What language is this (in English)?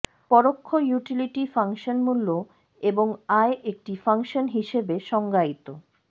Bangla